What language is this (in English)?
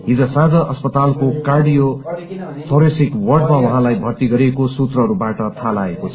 Nepali